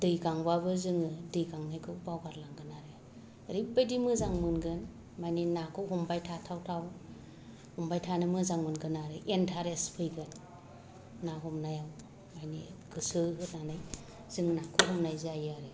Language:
Bodo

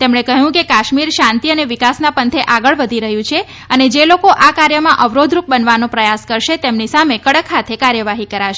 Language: Gujarati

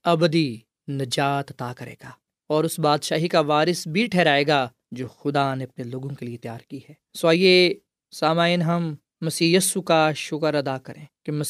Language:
Urdu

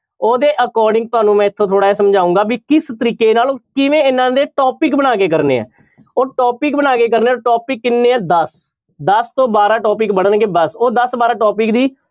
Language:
Punjabi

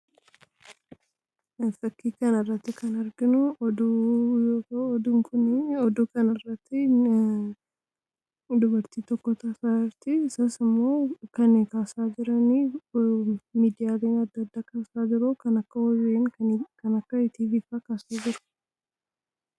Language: Oromo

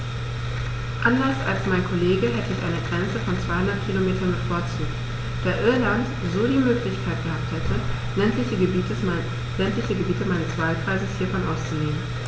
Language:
German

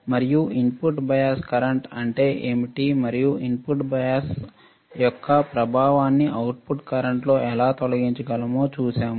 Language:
Telugu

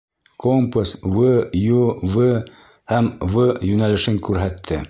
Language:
Bashkir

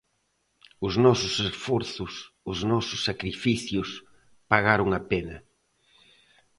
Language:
Galician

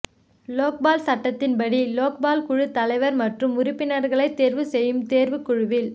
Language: Tamil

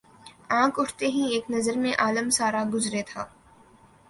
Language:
Urdu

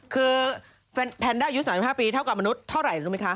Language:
Thai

